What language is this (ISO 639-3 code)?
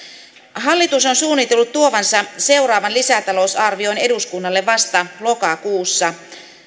fin